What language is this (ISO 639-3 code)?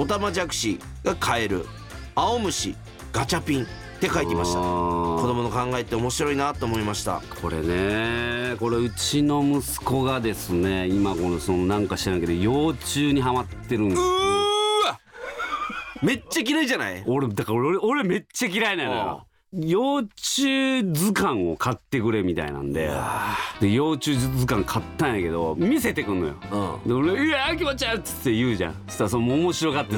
jpn